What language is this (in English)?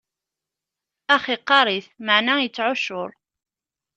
Kabyle